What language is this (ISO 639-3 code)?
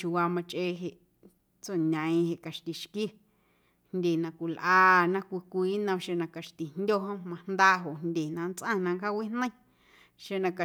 amu